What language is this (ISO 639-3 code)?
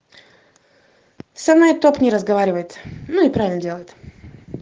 rus